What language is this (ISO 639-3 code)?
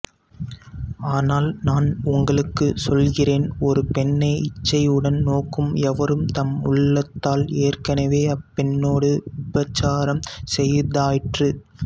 tam